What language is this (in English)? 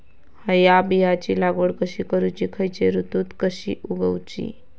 Marathi